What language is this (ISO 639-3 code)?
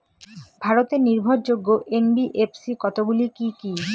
ben